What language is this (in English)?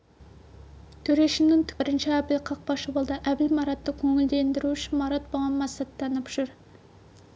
Kazakh